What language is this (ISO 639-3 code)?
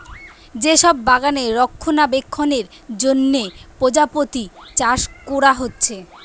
ben